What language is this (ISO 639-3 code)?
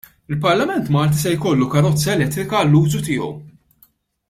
mlt